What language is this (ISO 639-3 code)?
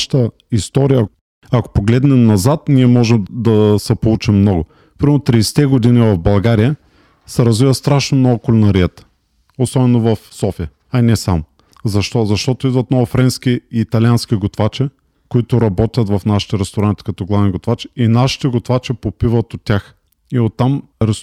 bul